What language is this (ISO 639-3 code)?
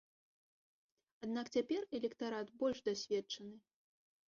bel